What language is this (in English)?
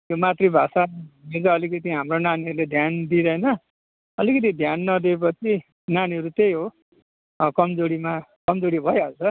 Nepali